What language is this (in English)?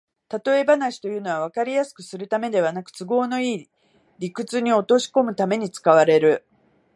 Japanese